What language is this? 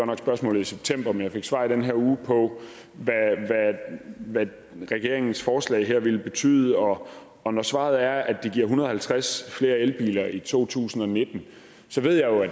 Danish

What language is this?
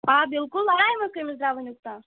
Kashmiri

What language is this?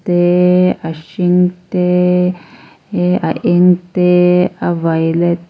Mizo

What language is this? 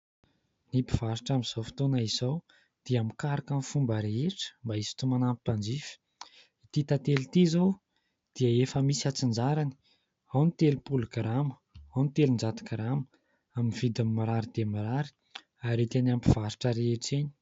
Malagasy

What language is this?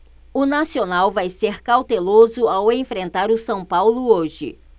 Portuguese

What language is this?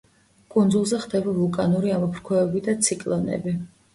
Georgian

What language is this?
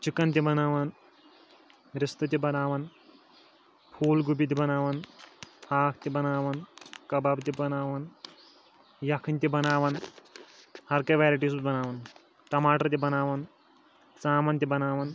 Kashmiri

